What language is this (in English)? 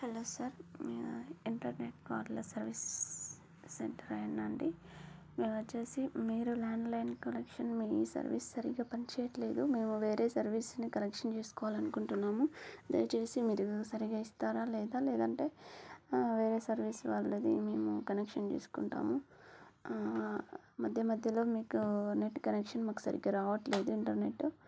Telugu